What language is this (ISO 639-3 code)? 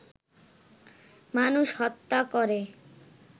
ben